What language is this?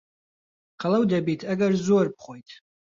Central Kurdish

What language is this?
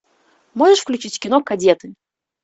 Russian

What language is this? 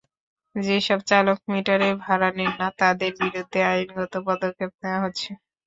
Bangla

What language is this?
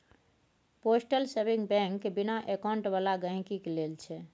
Maithili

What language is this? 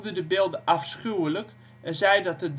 Dutch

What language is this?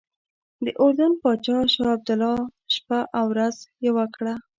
Pashto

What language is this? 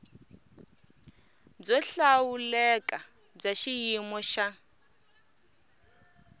Tsonga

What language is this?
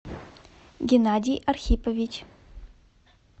Russian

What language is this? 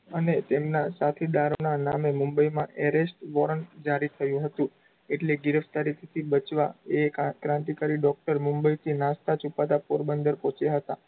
Gujarati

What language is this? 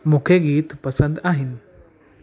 Sindhi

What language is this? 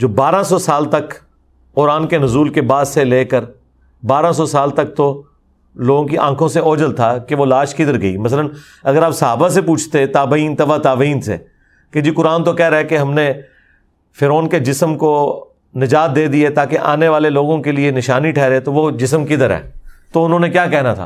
Urdu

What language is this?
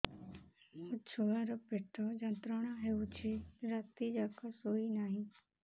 Odia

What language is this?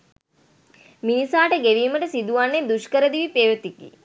Sinhala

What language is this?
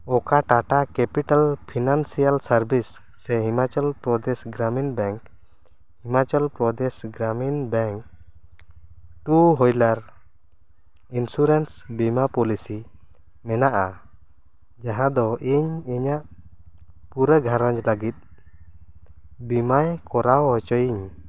Santali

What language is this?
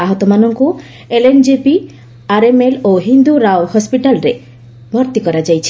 Odia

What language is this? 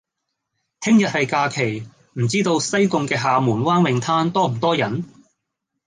Cantonese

